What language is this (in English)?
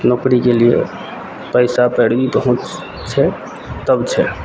Maithili